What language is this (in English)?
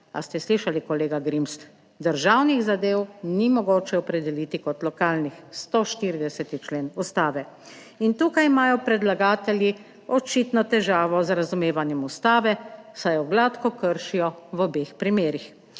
Slovenian